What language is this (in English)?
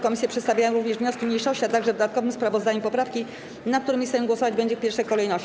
Polish